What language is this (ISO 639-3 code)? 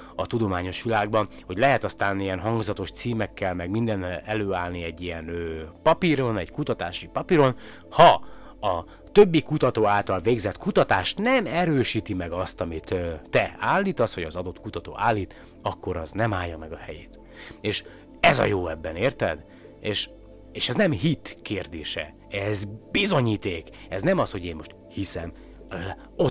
hun